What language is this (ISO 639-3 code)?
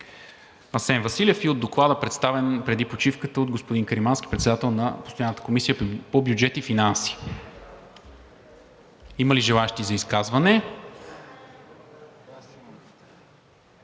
bul